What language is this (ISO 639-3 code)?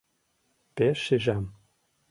chm